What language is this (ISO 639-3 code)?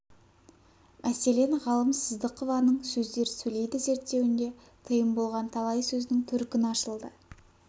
kaz